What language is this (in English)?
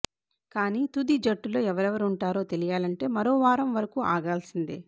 Telugu